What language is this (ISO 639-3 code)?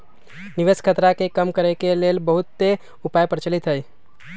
mag